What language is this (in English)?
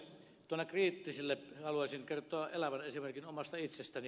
Finnish